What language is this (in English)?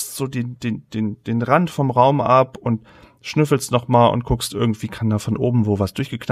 German